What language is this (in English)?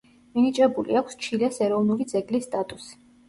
Georgian